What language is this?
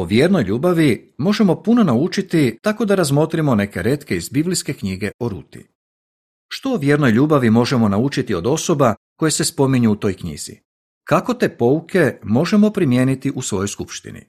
Croatian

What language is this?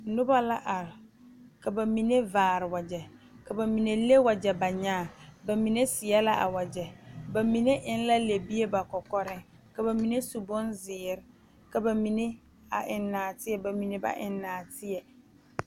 Southern Dagaare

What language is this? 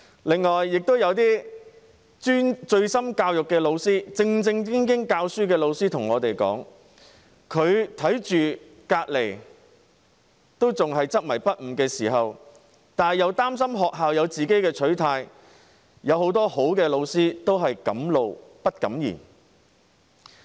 Cantonese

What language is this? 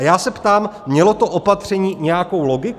Czech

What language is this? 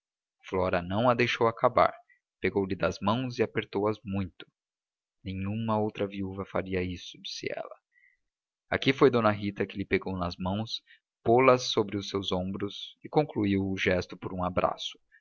Portuguese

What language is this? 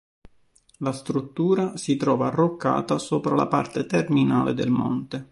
Italian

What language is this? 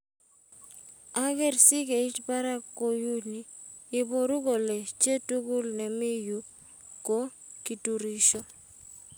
Kalenjin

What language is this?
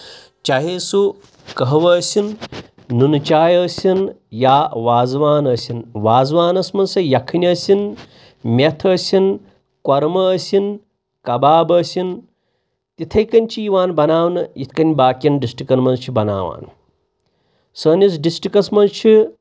Kashmiri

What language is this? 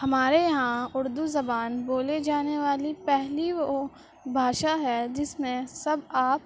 Urdu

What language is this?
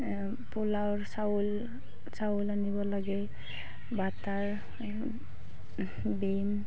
Assamese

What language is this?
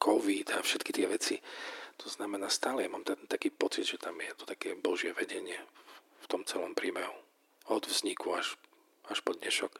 Slovak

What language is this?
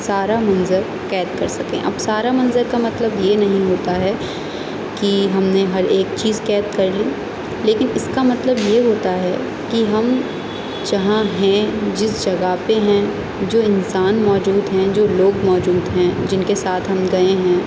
Urdu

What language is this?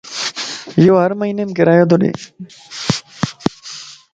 Lasi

